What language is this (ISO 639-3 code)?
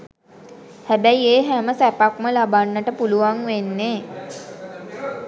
sin